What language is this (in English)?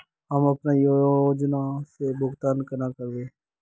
Magahi